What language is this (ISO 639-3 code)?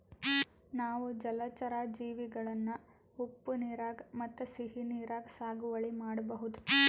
kan